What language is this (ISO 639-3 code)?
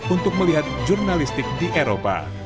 ind